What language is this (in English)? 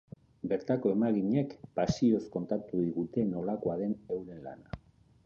Basque